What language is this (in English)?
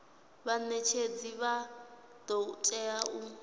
Venda